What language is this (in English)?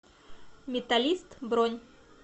Russian